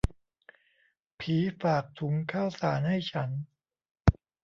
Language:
Thai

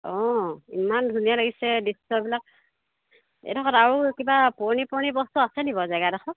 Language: Assamese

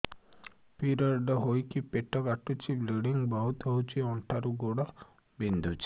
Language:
Odia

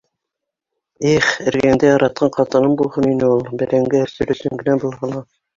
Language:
Bashkir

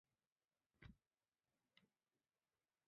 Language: Chinese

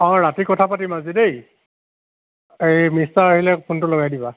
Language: Assamese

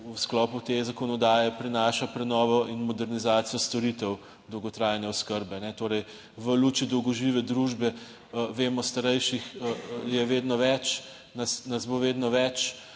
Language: Slovenian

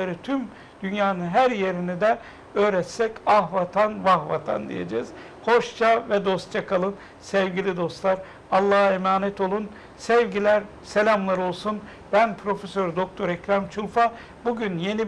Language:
Turkish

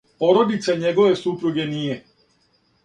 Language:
Serbian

